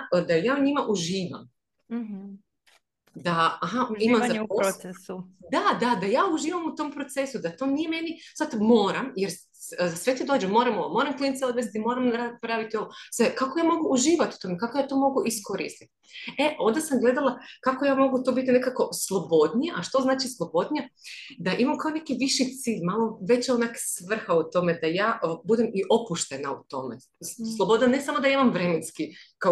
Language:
Croatian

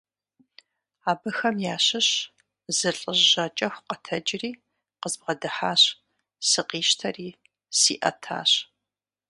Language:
Kabardian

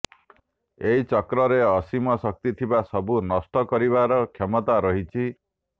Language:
Odia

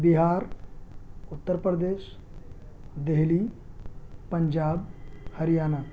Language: Urdu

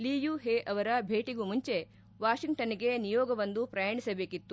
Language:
Kannada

